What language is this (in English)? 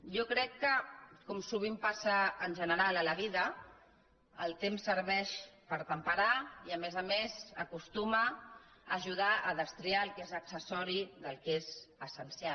Catalan